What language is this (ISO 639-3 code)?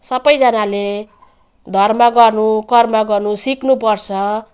nep